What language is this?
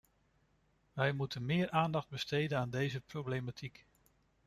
Dutch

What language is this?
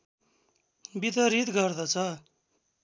Nepali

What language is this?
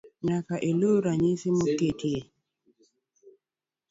Luo (Kenya and Tanzania)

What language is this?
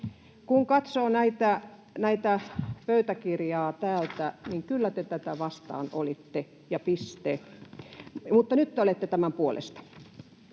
Finnish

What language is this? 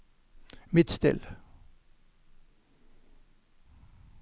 Norwegian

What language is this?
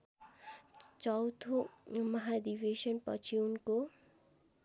Nepali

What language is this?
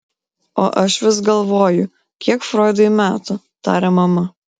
Lithuanian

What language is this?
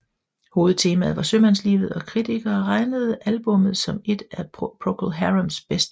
Danish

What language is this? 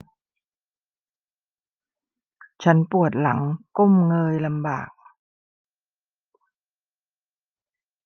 Thai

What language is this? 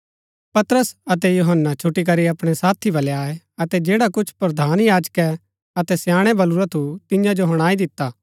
Gaddi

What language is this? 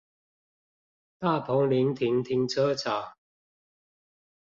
Chinese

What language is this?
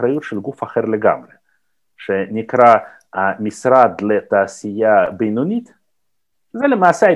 Hebrew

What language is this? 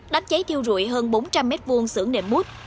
Vietnamese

